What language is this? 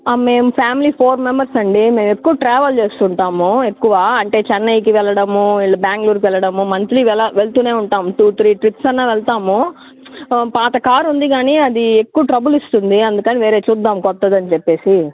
Telugu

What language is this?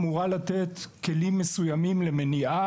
Hebrew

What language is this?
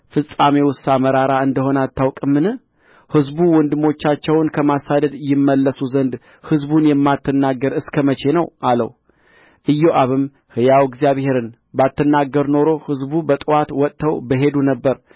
Amharic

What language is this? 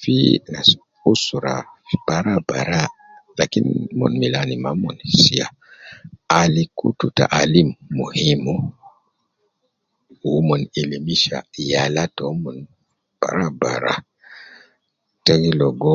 Nubi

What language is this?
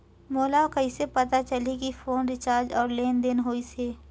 Chhattisgarhi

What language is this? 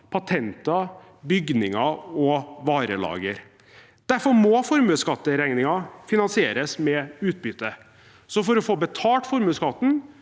Norwegian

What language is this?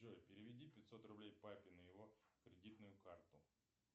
Russian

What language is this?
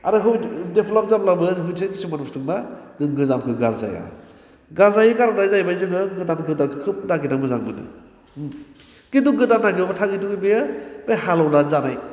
Bodo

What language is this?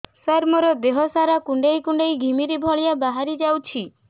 Odia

